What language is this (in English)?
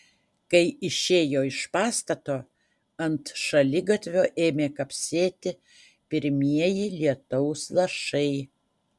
Lithuanian